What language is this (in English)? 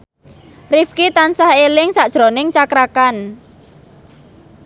Javanese